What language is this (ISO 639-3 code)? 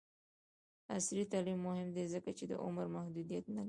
pus